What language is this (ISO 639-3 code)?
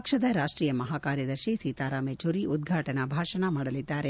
kan